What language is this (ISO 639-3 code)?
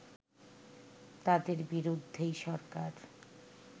ben